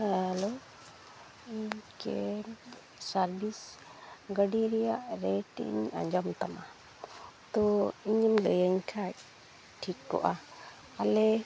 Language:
Santali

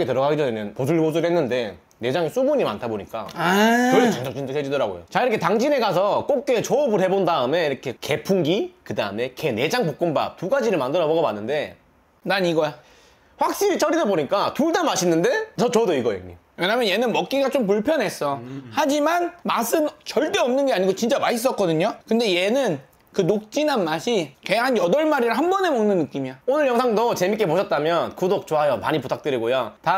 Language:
Korean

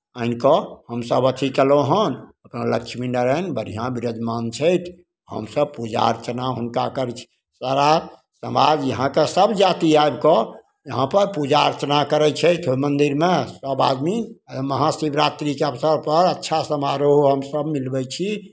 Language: Maithili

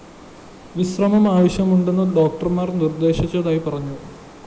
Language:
Malayalam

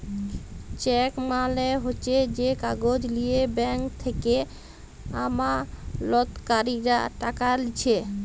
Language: Bangla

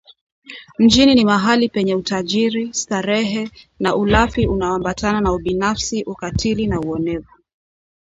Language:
Swahili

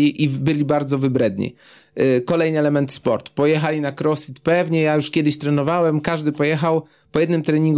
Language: Polish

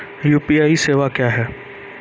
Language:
Maithili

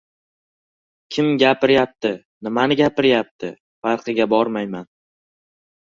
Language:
Uzbek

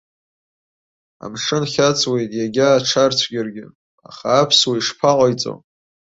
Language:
Abkhazian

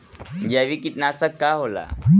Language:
Bhojpuri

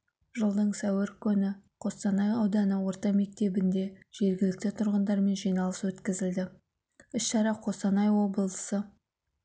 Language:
Kazakh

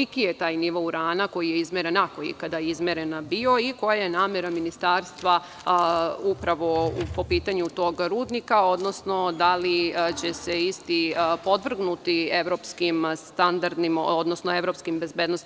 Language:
Serbian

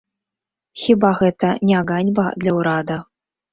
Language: Belarusian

